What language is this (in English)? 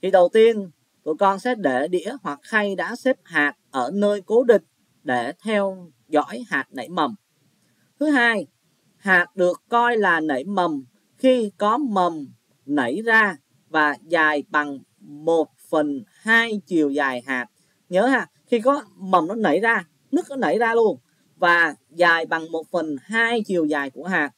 Vietnamese